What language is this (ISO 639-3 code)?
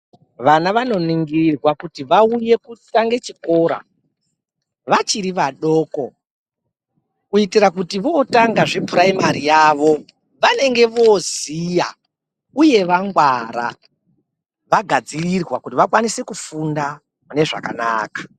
ndc